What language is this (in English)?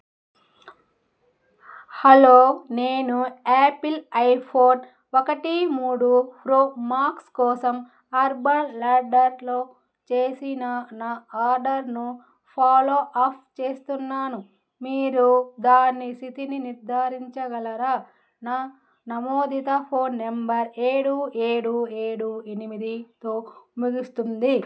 Telugu